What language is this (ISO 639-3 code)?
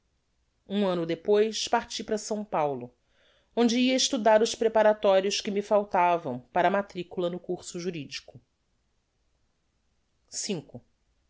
por